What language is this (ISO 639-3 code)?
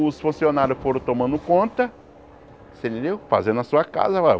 por